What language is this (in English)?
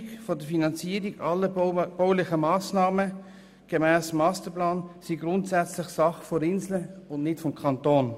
Swiss German